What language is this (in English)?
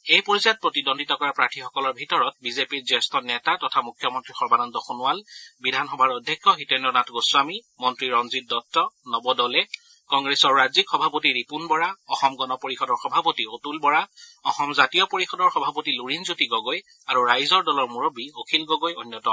Assamese